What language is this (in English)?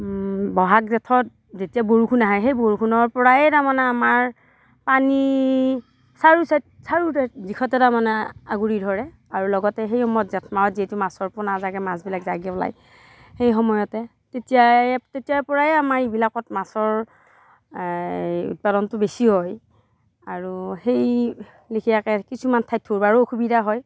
Assamese